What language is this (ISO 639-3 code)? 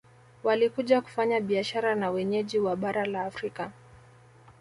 swa